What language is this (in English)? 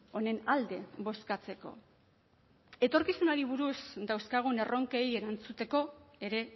Basque